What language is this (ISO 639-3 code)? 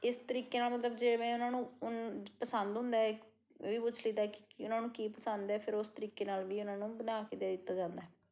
pan